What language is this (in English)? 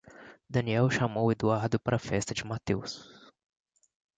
Portuguese